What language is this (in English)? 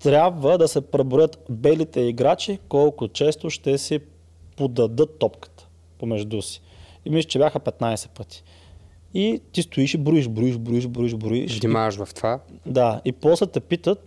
Bulgarian